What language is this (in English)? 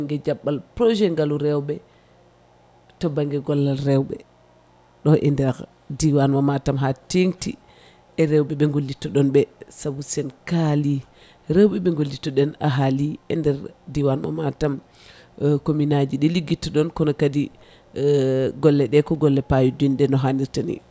Fula